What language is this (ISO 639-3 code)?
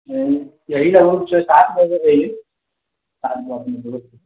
mai